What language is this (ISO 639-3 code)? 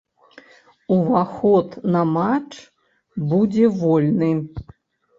bel